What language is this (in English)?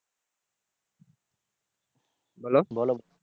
Bangla